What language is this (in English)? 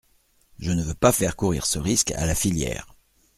French